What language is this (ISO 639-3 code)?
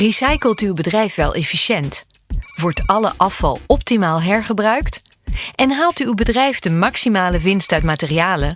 nld